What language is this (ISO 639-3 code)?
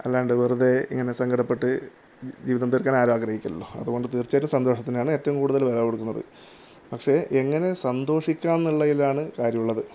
mal